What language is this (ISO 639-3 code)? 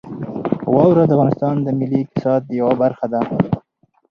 pus